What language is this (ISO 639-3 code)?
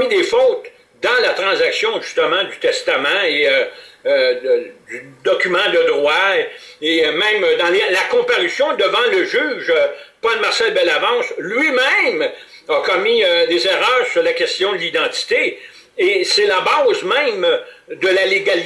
fra